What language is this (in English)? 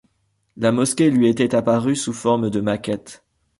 French